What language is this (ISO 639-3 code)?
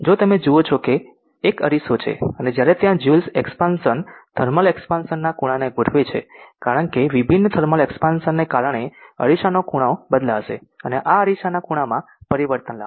guj